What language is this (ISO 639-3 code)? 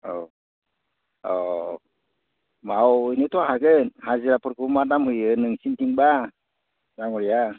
brx